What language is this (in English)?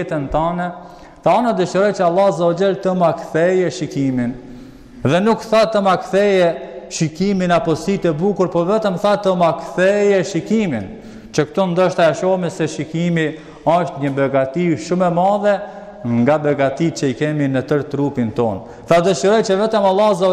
Romanian